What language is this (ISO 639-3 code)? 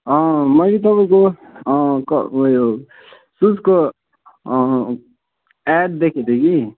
nep